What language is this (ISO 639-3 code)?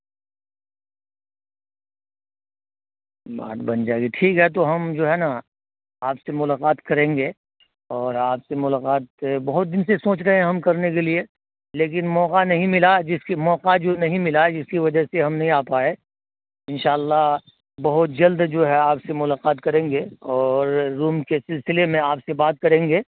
urd